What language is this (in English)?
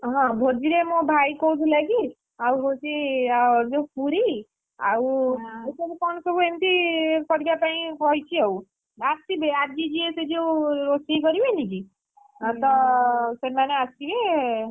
Odia